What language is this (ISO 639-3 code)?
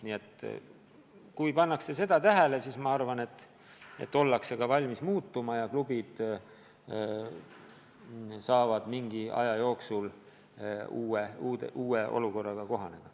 est